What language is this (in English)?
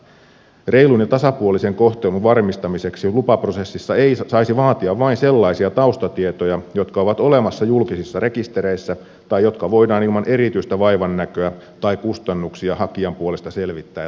Finnish